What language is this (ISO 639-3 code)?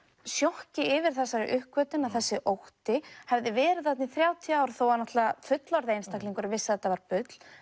isl